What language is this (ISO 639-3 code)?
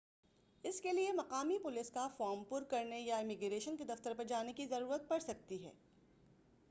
urd